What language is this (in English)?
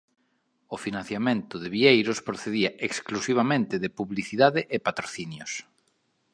Galician